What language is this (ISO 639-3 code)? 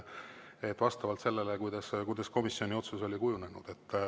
est